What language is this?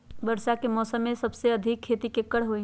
Magahi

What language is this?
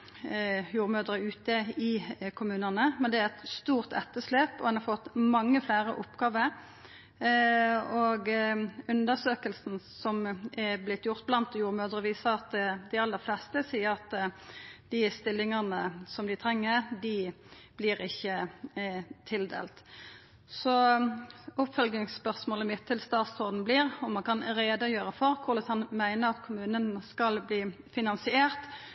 Norwegian Nynorsk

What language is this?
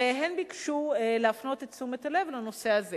Hebrew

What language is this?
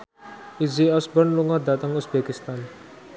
Javanese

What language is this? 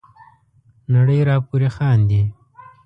Pashto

